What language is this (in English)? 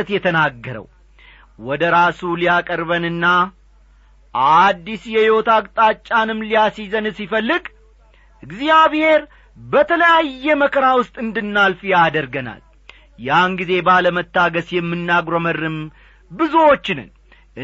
Amharic